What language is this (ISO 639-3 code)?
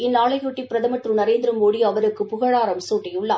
tam